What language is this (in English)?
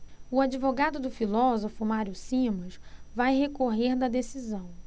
Portuguese